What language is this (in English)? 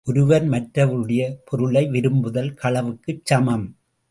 Tamil